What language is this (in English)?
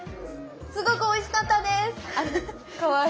Japanese